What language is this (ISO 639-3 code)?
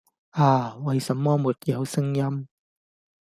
yue